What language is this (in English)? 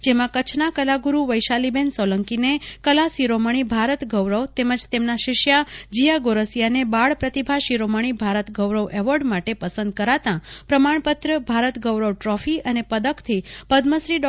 Gujarati